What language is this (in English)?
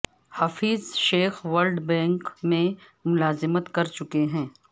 Urdu